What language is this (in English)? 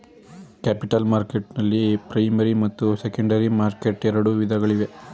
Kannada